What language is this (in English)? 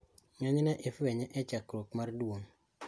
Luo (Kenya and Tanzania)